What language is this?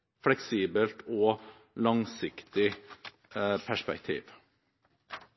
Norwegian Bokmål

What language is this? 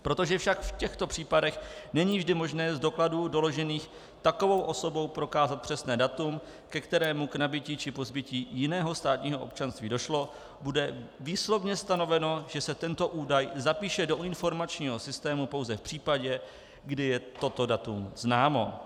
Czech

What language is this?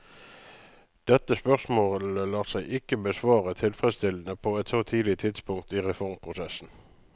Norwegian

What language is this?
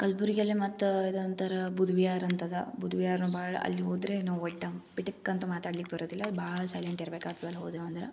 Kannada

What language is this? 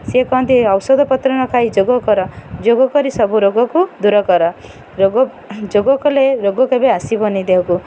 Odia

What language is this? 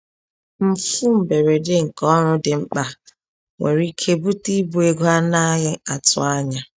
Igbo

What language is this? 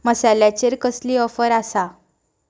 Konkani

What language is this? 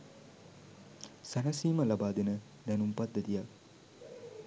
Sinhala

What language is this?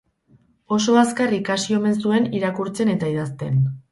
Basque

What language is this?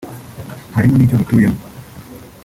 Kinyarwanda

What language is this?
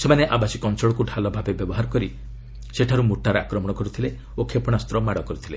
Odia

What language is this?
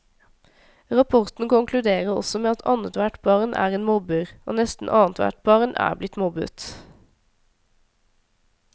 Norwegian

